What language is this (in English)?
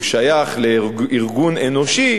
Hebrew